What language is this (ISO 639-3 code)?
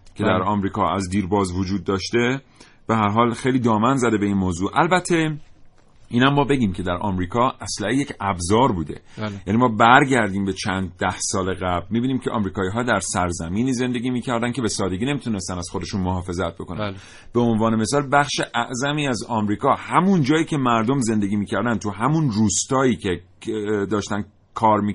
fas